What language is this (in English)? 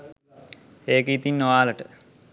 Sinhala